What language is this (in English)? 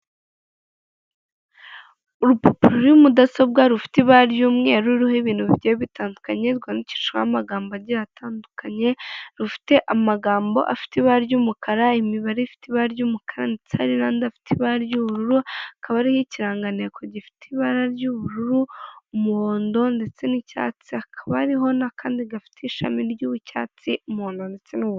Kinyarwanda